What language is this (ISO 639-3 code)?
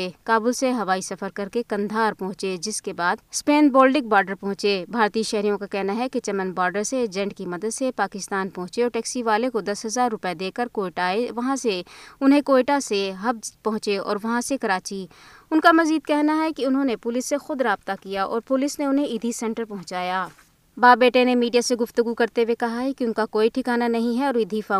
urd